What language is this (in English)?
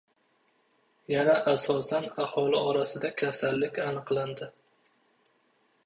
Uzbek